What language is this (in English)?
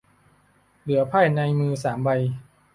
Thai